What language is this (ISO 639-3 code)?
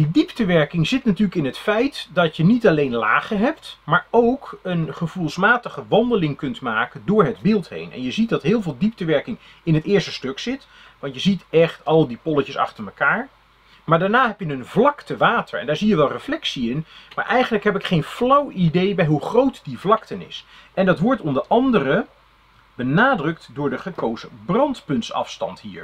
nld